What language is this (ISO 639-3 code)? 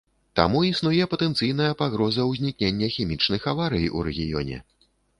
bel